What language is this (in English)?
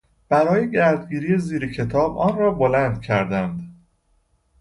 Persian